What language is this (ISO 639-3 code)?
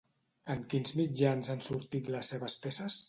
cat